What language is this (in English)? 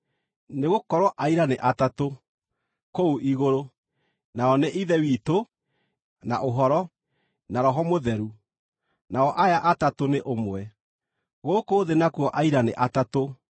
Kikuyu